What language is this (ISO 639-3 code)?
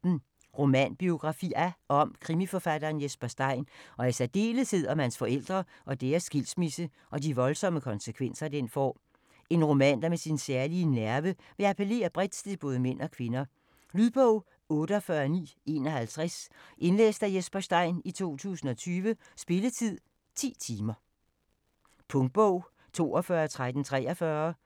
dan